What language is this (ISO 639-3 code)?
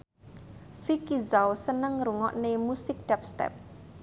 jav